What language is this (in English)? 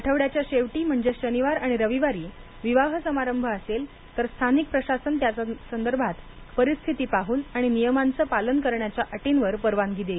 Marathi